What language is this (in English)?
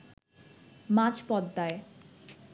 Bangla